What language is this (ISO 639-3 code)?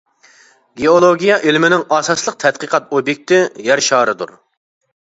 uig